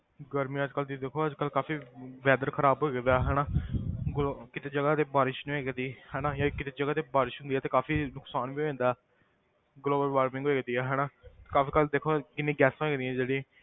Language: Punjabi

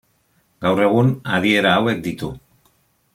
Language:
Basque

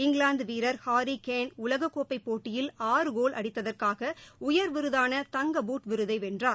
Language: Tamil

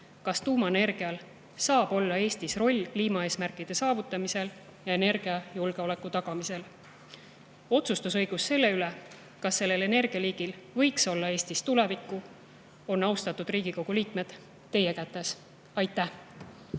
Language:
Estonian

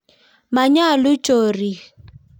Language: Kalenjin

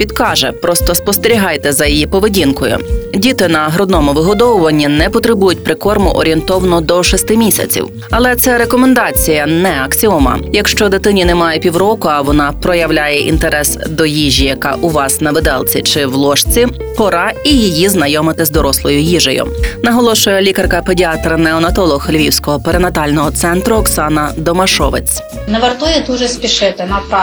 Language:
Ukrainian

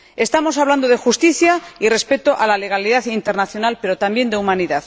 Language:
Spanish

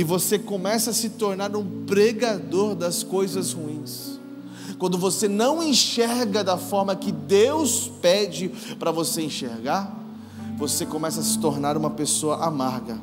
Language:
Portuguese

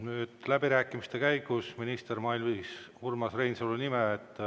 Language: Estonian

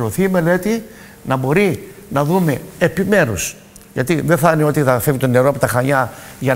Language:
Greek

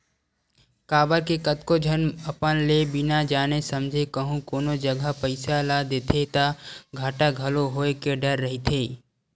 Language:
Chhattisgarhi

